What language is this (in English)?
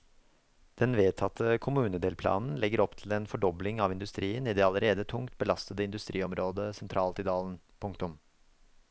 Norwegian